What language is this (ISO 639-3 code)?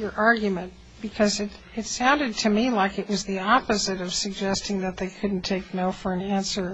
eng